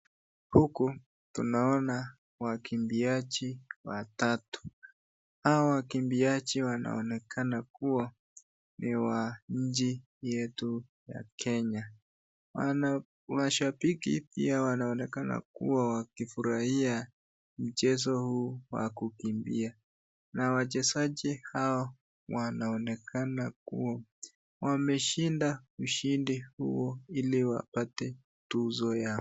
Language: Swahili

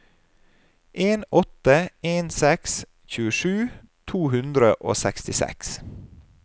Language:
Norwegian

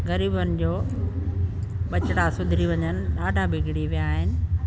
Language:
Sindhi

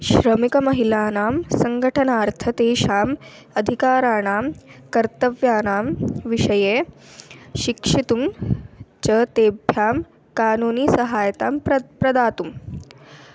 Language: Sanskrit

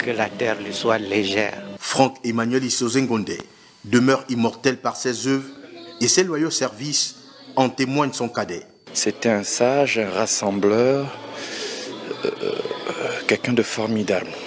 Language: French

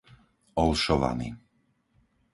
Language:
Slovak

